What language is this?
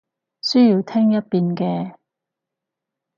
Cantonese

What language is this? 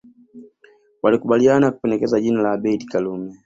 Swahili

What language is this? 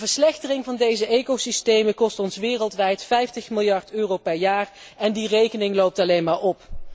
Dutch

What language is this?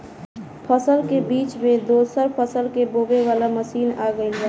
Bhojpuri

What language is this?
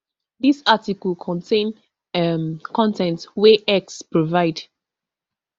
Nigerian Pidgin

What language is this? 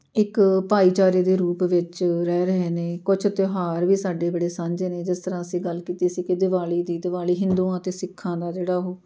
Punjabi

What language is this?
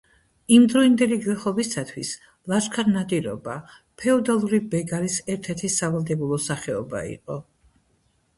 Georgian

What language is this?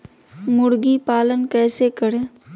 Magahi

